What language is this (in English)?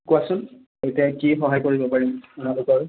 Assamese